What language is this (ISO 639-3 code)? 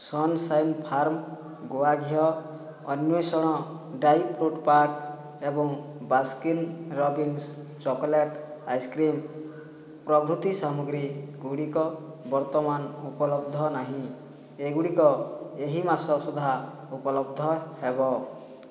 ori